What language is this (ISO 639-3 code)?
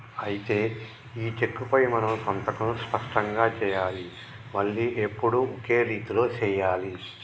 tel